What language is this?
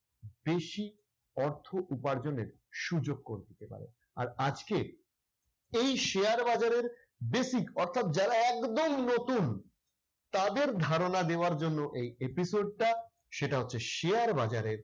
Bangla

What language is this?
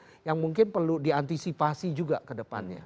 Indonesian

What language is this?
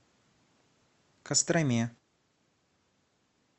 Russian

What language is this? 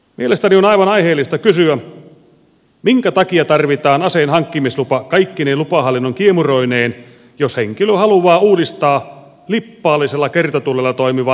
Finnish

